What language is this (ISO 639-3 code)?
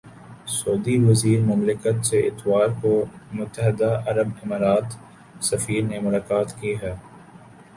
urd